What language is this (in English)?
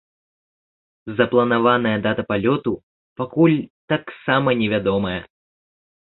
Belarusian